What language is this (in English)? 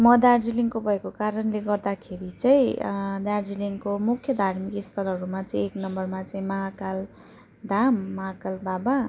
Nepali